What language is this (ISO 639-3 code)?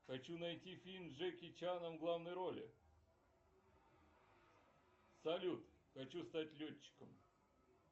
rus